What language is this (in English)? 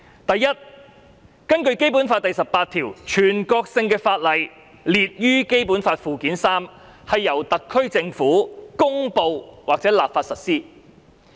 Cantonese